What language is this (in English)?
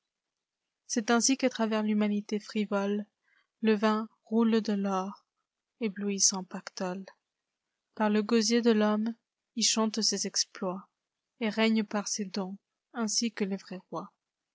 French